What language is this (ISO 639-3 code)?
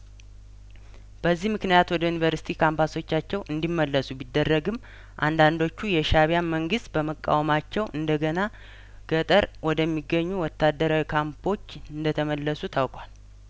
amh